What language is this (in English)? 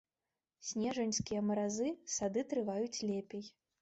Belarusian